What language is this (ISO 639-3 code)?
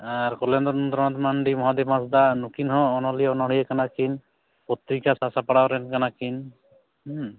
sat